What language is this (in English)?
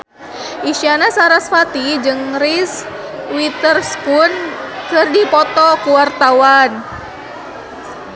Sundanese